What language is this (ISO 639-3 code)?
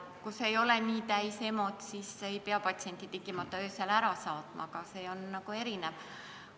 est